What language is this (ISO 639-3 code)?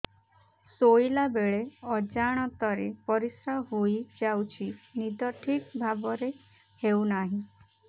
ori